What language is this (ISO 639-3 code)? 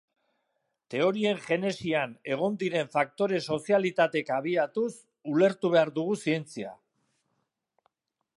eus